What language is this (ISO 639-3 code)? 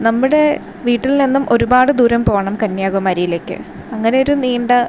mal